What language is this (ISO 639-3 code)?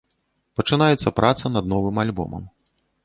bel